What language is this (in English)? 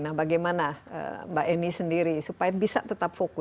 Indonesian